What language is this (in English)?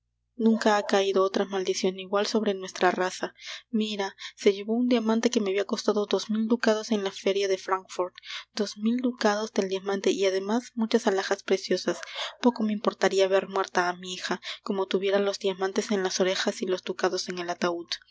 Spanish